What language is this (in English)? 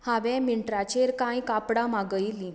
Konkani